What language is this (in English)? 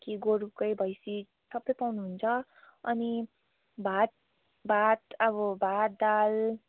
Nepali